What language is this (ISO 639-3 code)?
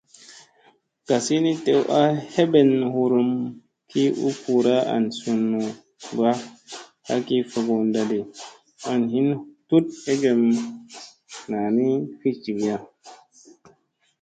mse